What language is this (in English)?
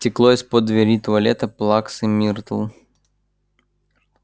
Russian